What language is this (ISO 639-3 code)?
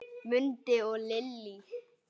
isl